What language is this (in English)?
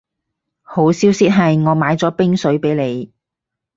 Cantonese